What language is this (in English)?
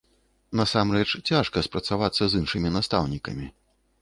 Belarusian